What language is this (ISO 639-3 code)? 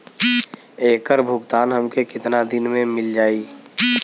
bho